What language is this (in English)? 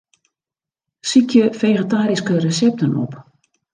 Western Frisian